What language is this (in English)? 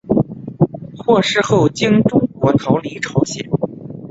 Chinese